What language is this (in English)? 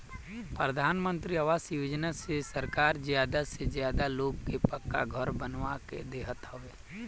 Bhojpuri